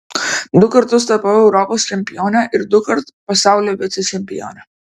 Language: Lithuanian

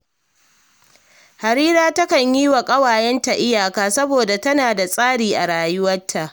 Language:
Hausa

